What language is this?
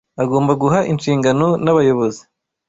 Kinyarwanda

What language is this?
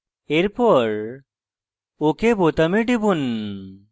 Bangla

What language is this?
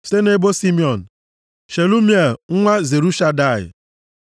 Igbo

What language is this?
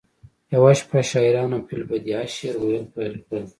Pashto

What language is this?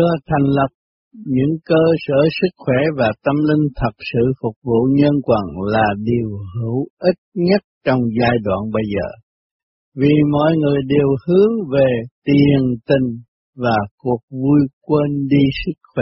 Vietnamese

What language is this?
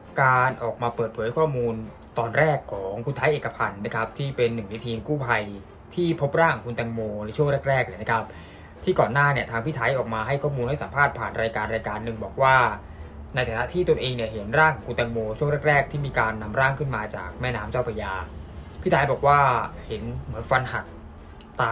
Thai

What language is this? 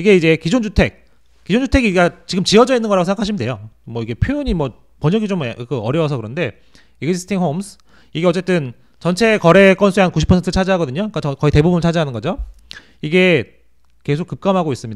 Korean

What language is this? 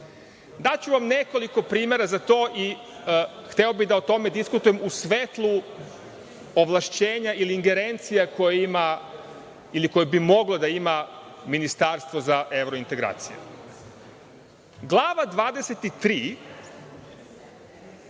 Serbian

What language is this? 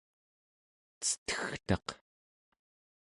Central Yupik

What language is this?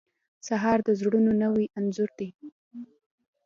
Pashto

